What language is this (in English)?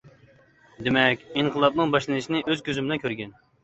Uyghur